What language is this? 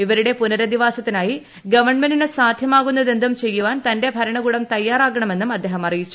Malayalam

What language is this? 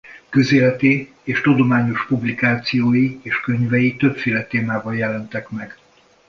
Hungarian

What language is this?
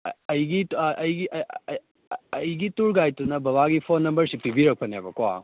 Manipuri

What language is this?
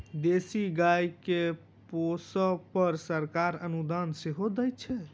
Maithili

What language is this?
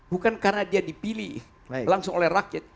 Indonesian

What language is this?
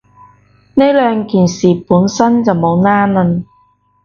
Cantonese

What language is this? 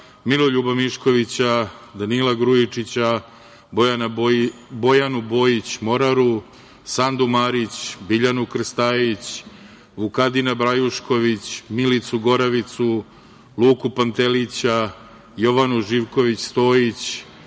Serbian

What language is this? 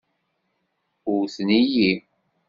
Kabyle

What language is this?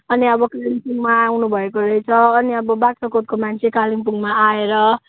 Nepali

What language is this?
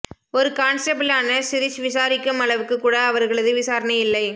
Tamil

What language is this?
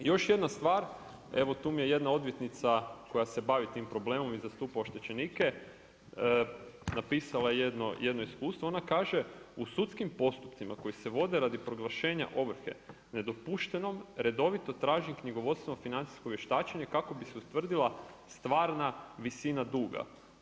Croatian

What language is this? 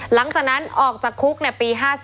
Thai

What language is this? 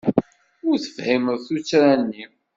Kabyle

